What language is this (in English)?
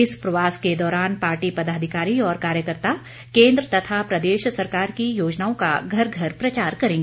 Hindi